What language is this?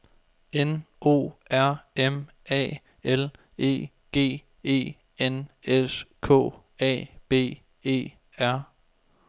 Danish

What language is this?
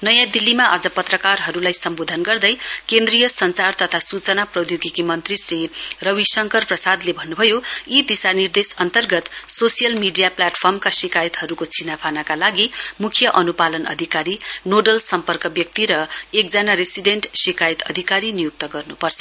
Nepali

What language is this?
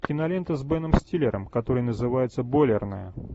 Russian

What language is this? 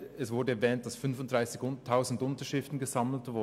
Swiss German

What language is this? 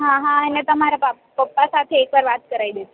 Gujarati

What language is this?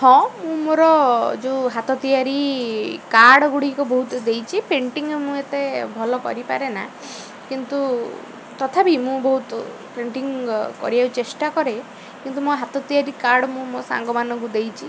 Odia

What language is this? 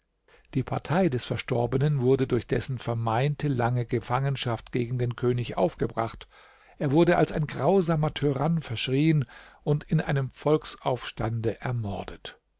German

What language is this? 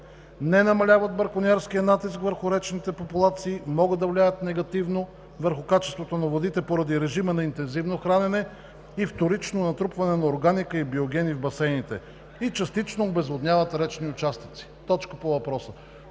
Bulgarian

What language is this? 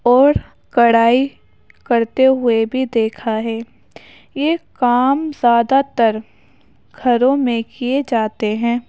Urdu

